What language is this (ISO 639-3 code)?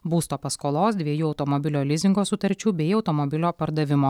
lit